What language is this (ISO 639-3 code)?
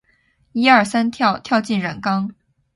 zho